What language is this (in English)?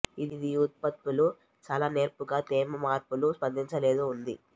Telugu